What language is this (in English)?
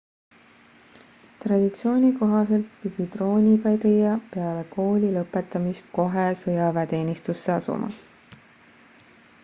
Estonian